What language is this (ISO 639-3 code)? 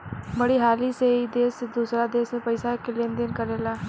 bho